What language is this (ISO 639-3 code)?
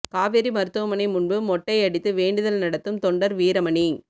tam